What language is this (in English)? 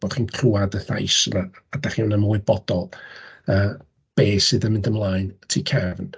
Welsh